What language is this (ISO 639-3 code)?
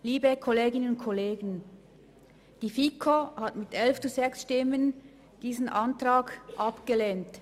gsw